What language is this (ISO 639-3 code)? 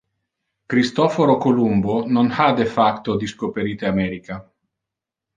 ina